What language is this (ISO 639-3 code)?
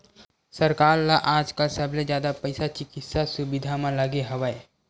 hne